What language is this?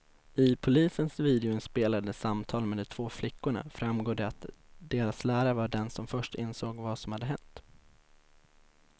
Swedish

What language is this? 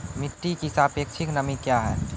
Maithili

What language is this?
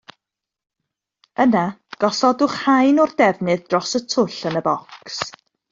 Welsh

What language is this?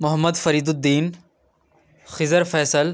Urdu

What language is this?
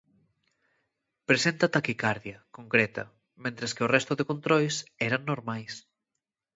Galician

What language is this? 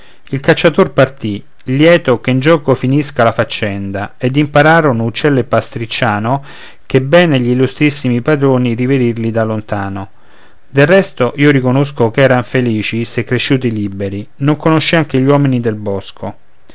Italian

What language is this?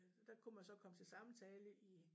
Danish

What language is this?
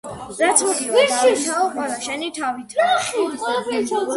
Georgian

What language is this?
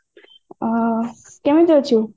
Odia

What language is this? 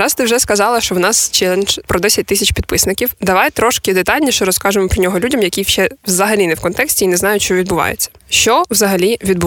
Ukrainian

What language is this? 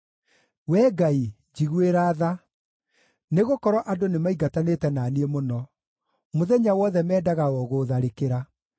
Kikuyu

